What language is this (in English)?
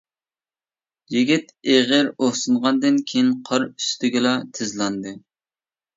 Uyghur